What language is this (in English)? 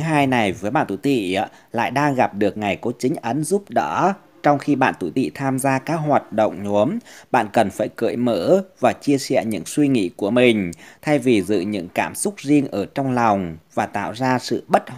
Vietnamese